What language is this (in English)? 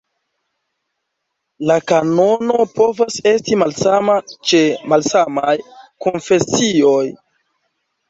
Esperanto